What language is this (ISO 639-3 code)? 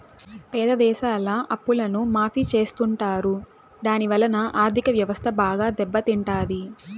tel